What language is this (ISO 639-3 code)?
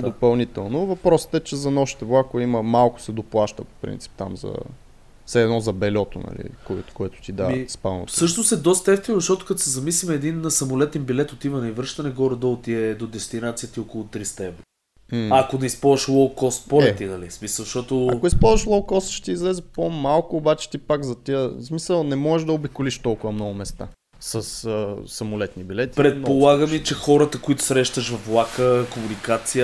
bul